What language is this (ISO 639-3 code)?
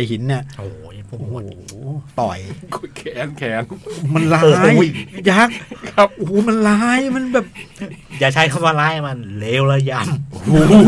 tha